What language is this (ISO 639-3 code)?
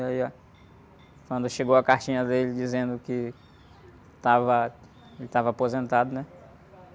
por